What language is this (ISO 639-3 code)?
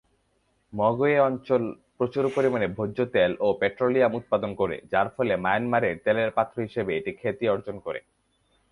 ben